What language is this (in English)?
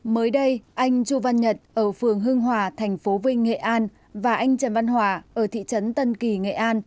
Vietnamese